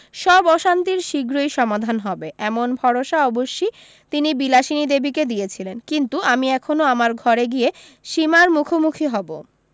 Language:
Bangla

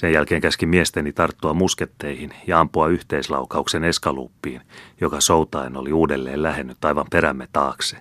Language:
Finnish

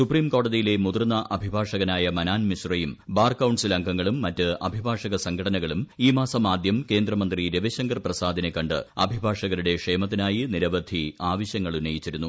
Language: Malayalam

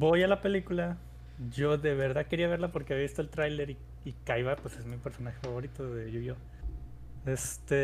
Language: Spanish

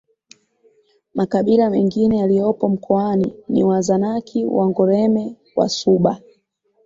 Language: Swahili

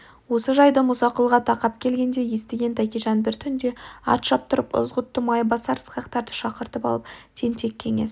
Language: Kazakh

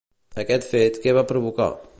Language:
Catalan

